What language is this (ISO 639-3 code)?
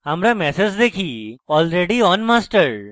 ben